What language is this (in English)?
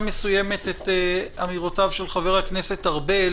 Hebrew